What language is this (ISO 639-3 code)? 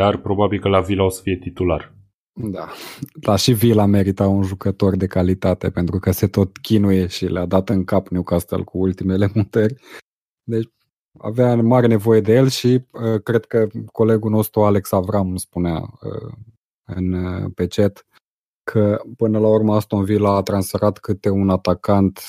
ron